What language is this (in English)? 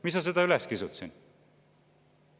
Estonian